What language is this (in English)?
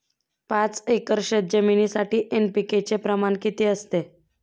Marathi